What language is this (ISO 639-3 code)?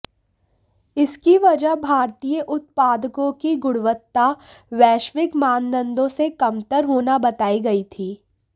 hin